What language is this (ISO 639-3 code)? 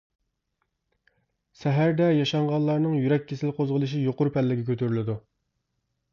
uig